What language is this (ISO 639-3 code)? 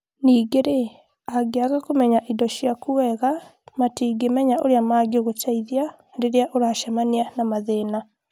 kik